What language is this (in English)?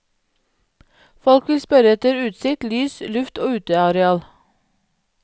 Norwegian